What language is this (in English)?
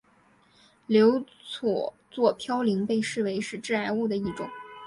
Chinese